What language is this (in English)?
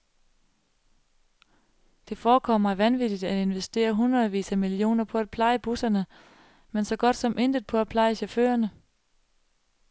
Danish